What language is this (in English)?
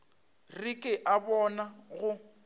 Northern Sotho